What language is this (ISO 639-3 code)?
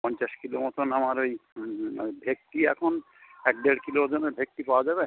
ben